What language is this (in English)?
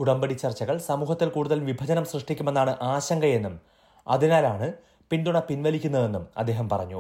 Malayalam